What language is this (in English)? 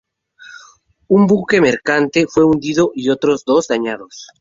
Spanish